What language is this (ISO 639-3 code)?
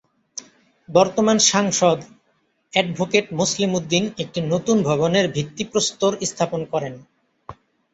ben